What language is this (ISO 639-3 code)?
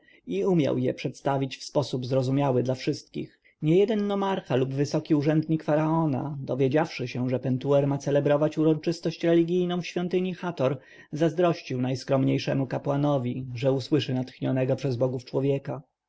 pol